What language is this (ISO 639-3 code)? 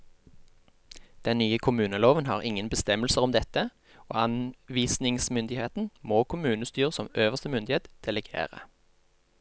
nor